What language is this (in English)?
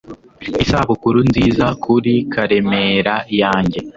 Kinyarwanda